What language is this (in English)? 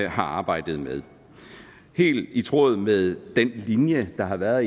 Danish